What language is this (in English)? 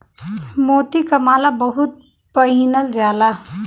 Bhojpuri